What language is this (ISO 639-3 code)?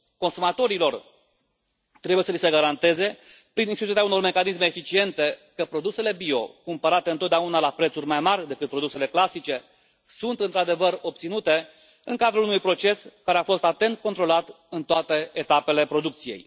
ron